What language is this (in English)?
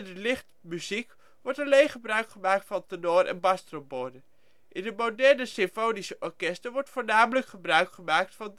Dutch